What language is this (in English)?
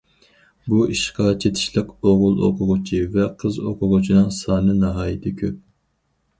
Uyghur